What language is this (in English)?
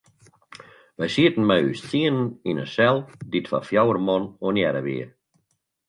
Western Frisian